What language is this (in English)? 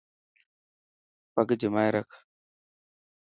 Dhatki